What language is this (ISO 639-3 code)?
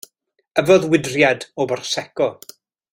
cym